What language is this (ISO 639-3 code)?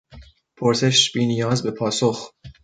fas